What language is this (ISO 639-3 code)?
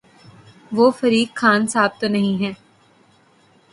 urd